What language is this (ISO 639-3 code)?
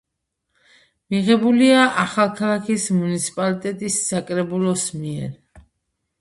kat